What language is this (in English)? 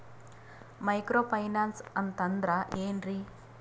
Kannada